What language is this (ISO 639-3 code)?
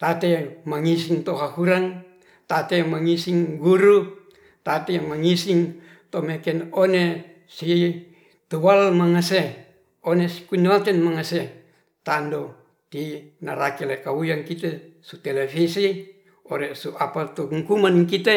rth